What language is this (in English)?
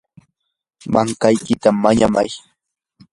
Yanahuanca Pasco Quechua